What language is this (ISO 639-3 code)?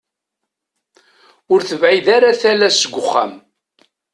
kab